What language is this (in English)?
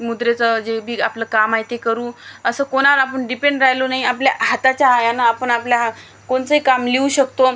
Marathi